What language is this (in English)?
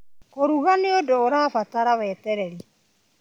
Kikuyu